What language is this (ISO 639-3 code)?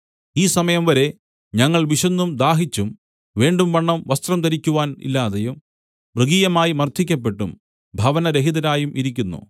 mal